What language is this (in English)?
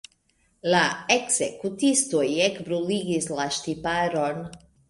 Esperanto